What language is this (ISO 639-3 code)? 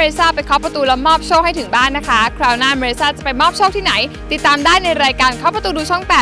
tha